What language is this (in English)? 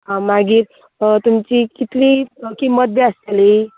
Konkani